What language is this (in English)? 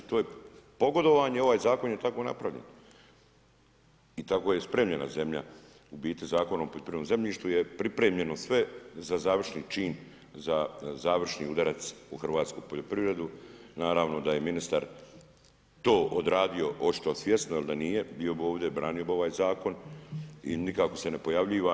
Croatian